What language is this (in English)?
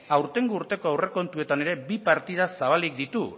Basque